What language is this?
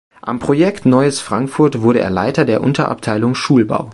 German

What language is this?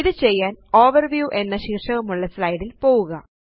Malayalam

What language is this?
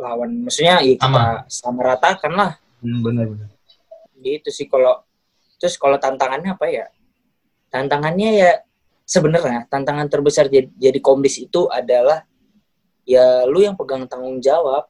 Indonesian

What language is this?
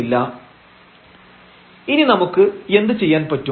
Malayalam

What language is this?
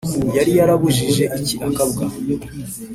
Kinyarwanda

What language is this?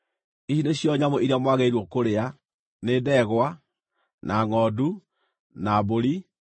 Kikuyu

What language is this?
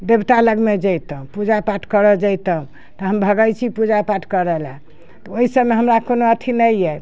Maithili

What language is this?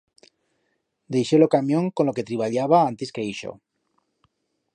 Aragonese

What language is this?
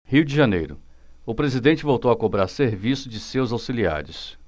Portuguese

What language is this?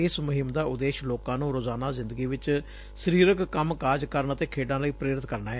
Punjabi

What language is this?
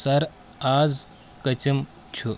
Kashmiri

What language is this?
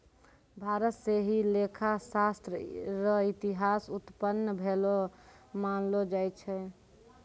Maithili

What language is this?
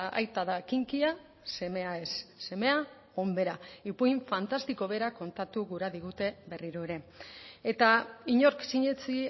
Basque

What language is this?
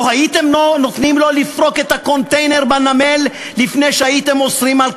Hebrew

